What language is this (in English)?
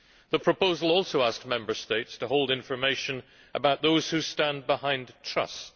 English